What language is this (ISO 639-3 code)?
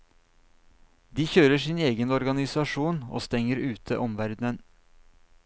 nor